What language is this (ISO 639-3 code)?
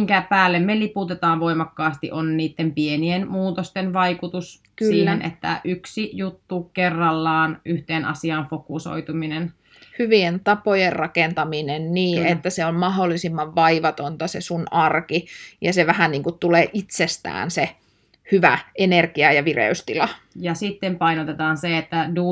fin